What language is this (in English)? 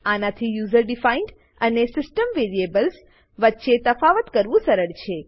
Gujarati